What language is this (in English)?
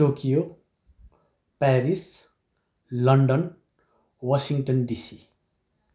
Nepali